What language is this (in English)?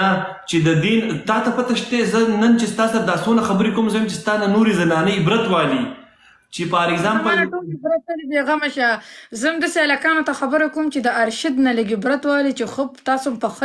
Arabic